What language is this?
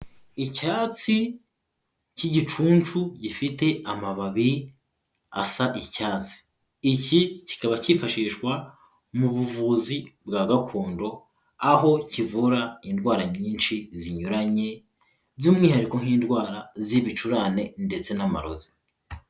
Kinyarwanda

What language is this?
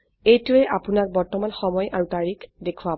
Assamese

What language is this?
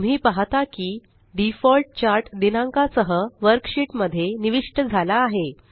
Marathi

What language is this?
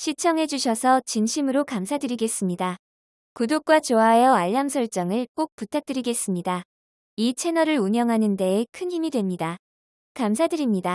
Korean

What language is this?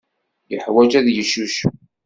Kabyle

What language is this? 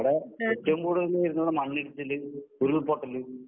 Malayalam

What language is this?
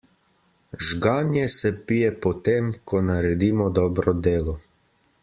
Slovenian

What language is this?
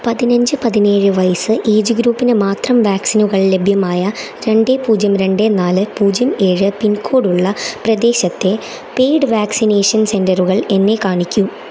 Malayalam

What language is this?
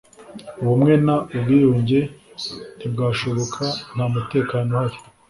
Kinyarwanda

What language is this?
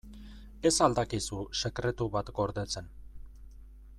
Basque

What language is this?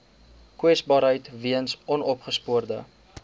Afrikaans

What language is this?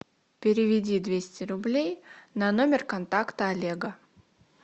Russian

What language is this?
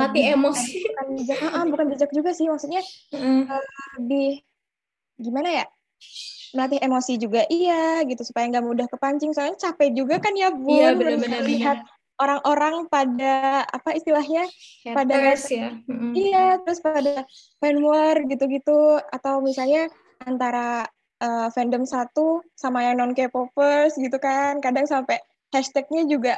Indonesian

